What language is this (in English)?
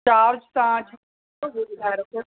Sindhi